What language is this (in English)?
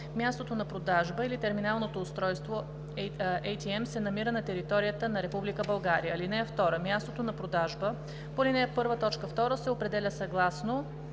Bulgarian